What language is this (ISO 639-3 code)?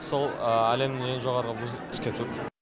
kaz